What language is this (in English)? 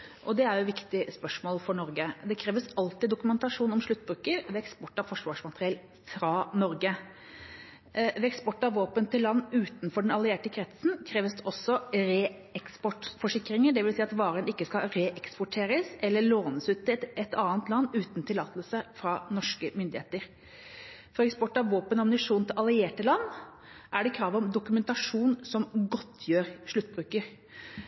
Norwegian Bokmål